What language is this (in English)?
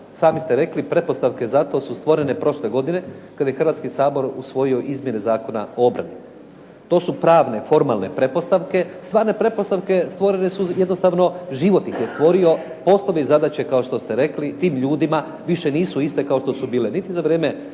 Croatian